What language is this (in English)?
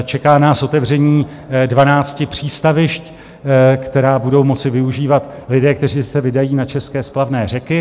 Czech